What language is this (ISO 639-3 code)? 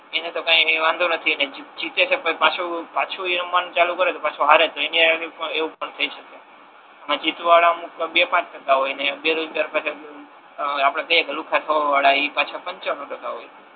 guj